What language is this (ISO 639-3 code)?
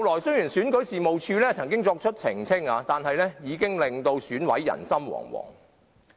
yue